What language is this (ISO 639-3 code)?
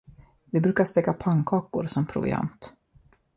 swe